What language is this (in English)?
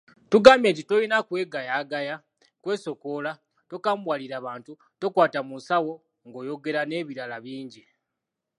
Ganda